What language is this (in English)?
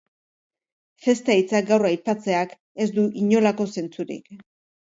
Basque